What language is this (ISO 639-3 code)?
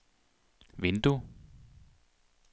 dan